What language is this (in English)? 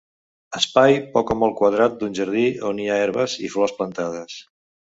Catalan